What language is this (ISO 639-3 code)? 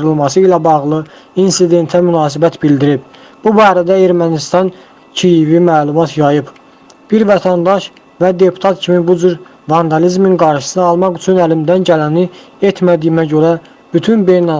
tur